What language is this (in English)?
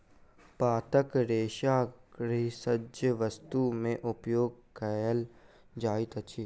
Maithili